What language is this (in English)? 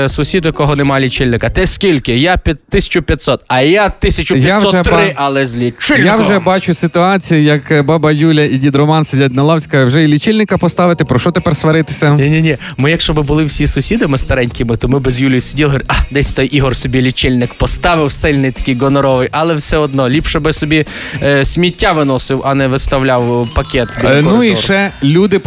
Ukrainian